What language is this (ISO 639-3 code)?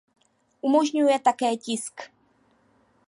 ces